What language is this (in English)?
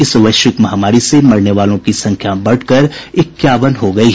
Hindi